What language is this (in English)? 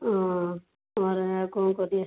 Odia